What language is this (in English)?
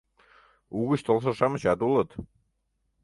Mari